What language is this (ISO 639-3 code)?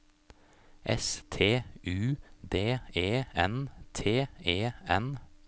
nor